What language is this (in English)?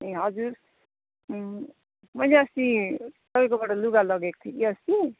Nepali